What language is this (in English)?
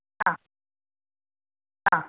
Malayalam